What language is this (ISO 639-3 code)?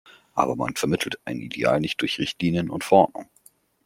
deu